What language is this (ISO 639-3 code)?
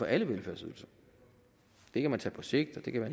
dan